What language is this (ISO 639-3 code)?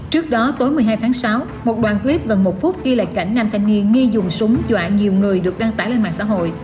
vie